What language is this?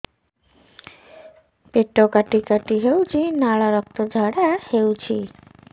Odia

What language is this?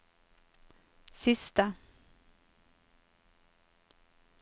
Norwegian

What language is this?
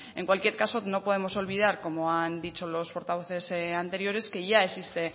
Spanish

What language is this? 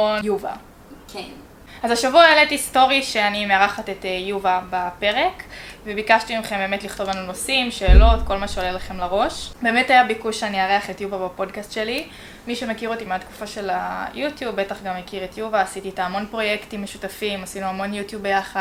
Hebrew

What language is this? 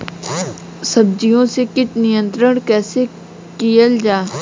Bhojpuri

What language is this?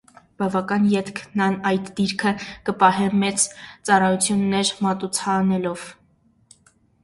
Armenian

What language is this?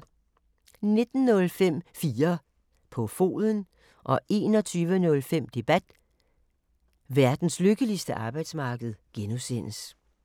Danish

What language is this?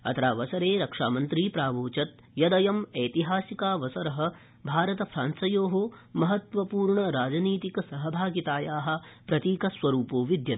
Sanskrit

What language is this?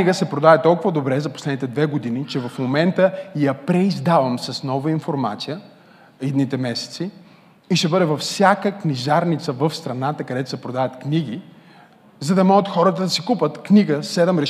Bulgarian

